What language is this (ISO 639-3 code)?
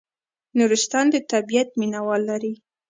pus